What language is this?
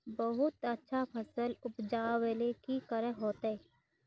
Magahi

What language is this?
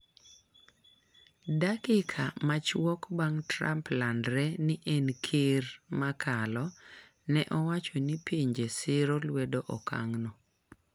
Luo (Kenya and Tanzania)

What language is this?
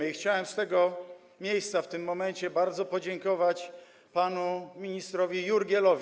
Polish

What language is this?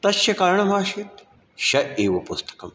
Sanskrit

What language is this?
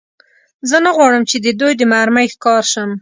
Pashto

